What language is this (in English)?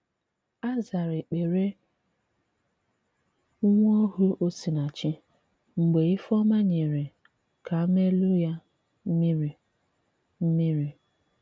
Igbo